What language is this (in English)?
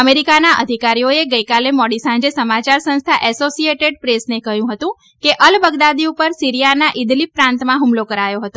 Gujarati